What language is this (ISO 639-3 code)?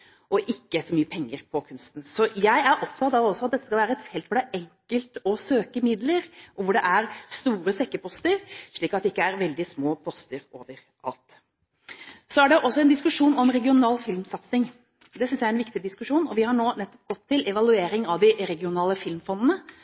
nob